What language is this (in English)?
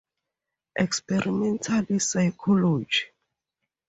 English